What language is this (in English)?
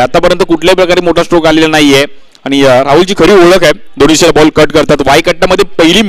Hindi